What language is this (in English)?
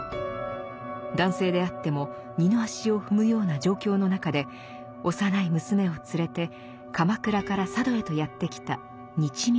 Japanese